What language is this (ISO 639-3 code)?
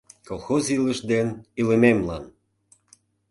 chm